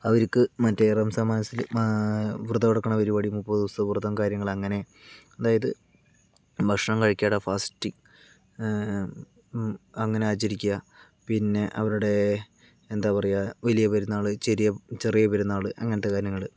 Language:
Malayalam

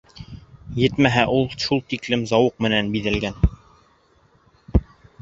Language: Bashkir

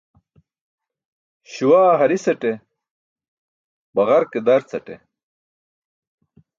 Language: Burushaski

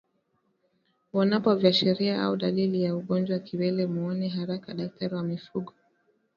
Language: Swahili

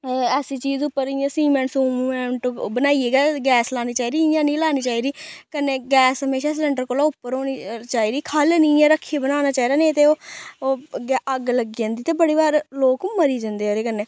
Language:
Dogri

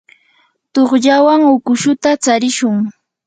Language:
Yanahuanca Pasco Quechua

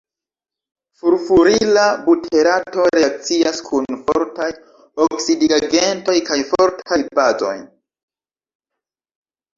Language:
Esperanto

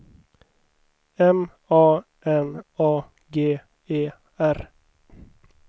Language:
Swedish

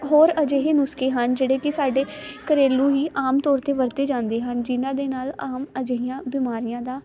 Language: Punjabi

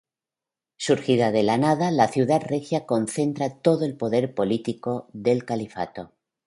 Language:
Spanish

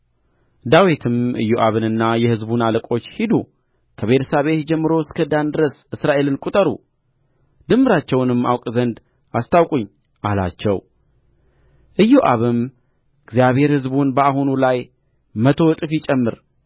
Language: Amharic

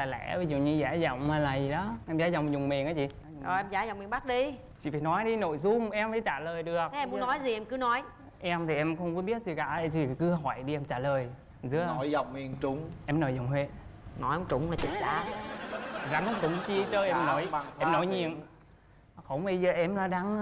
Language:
Vietnamese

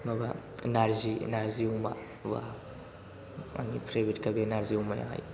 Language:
Bodo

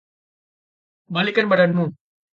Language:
Indonesian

